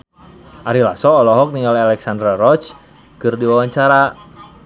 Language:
Sundanese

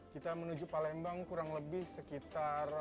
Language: Indonesian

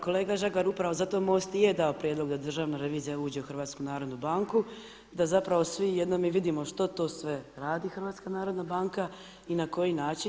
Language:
Croatian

